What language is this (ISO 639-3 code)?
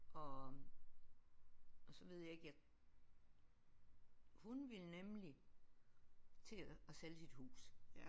dan